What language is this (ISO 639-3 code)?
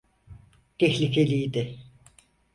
tur